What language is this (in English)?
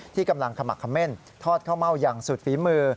Thai